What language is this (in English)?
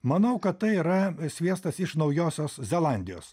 Lithuanian